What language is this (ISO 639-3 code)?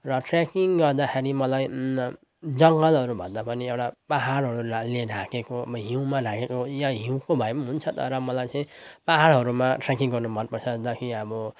nep